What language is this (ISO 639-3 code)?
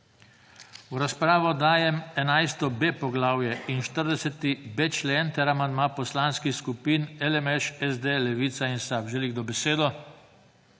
slv